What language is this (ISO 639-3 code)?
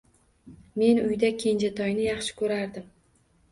uzb